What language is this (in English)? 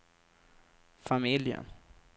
Swedish